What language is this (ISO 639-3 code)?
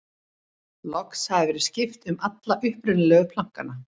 isl